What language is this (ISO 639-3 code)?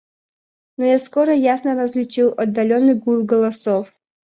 rus